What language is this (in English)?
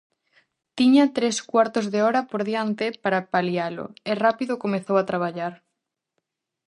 Galician